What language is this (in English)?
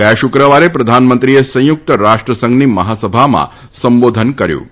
Gujarati